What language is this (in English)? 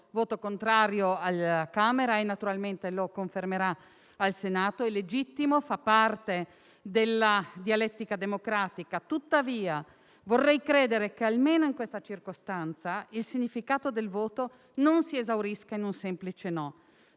Italian